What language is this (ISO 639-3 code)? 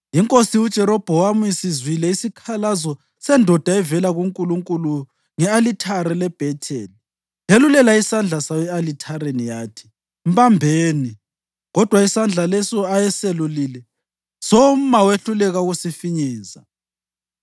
nde